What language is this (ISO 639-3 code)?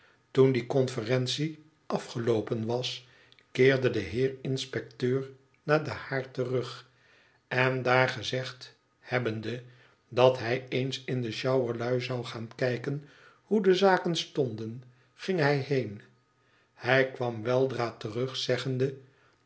nld